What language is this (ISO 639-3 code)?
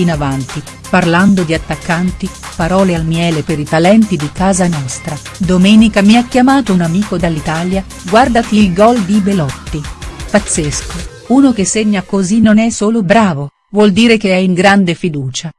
ita